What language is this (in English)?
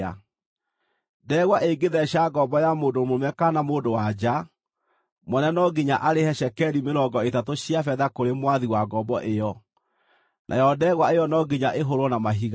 Kikuyu